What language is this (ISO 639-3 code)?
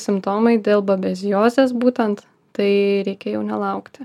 lit